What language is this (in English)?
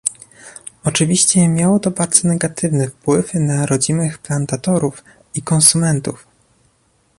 Polish